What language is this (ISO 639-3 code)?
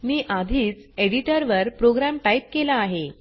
mar